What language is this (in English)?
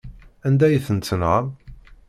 Kabyle